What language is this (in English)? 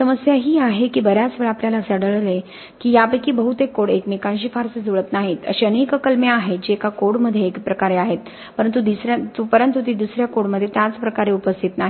Marathi